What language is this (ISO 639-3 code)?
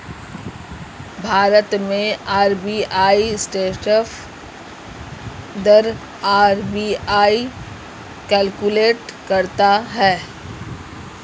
hin